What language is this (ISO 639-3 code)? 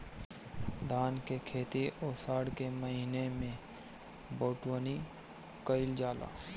bho